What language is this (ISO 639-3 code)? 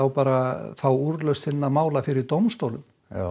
isl